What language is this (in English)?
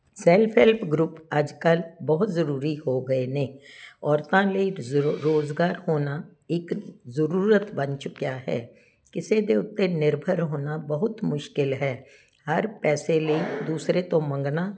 Punjabi